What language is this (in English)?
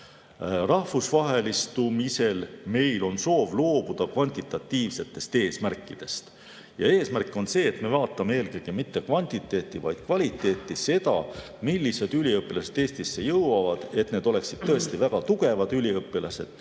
Estonian